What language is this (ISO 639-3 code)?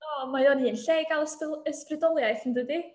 cym